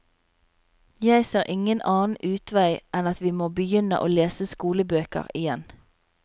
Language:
Norwegian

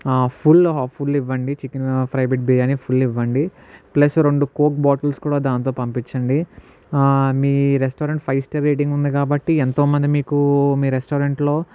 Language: Telugu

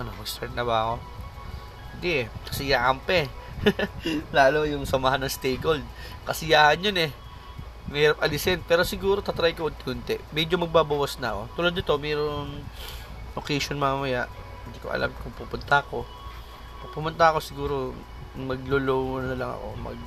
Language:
Filipino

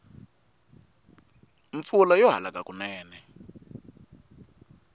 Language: Tsonga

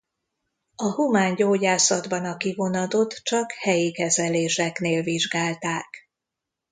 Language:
Hungarian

